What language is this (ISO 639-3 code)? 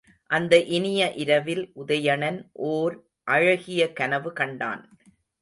tam